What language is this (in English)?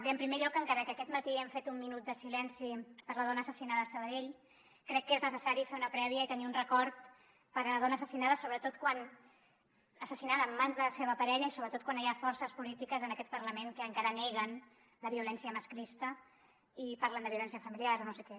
Catalan